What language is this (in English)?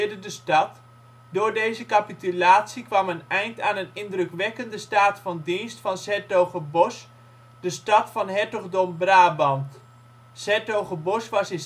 Dutch